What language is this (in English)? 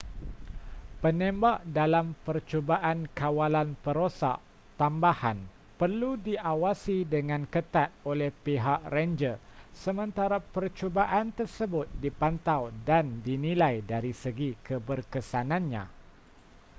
Malay